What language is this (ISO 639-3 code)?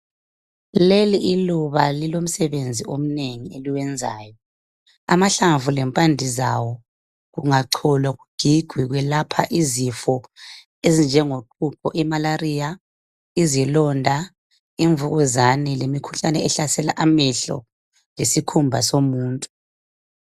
nde